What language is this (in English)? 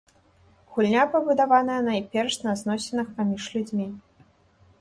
Belarusian